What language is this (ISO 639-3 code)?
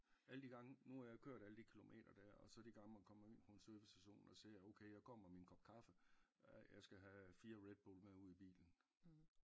dan